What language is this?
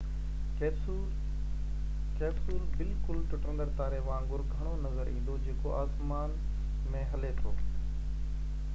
Sindhi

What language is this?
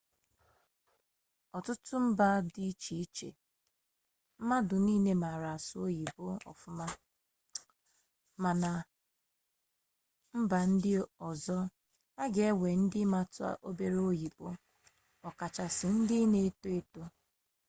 Igbo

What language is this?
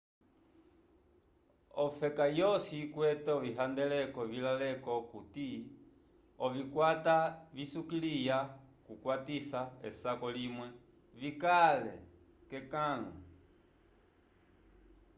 Umbundu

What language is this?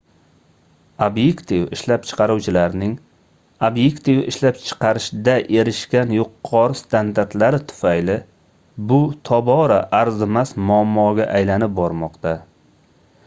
Uzbek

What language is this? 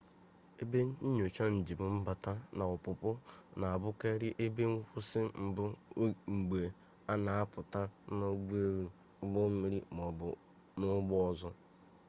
Igbo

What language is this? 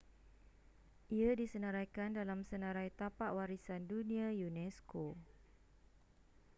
Malay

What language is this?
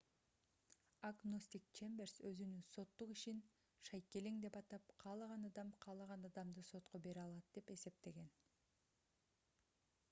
Kyrgyz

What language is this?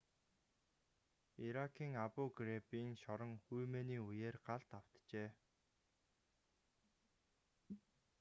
Mongolian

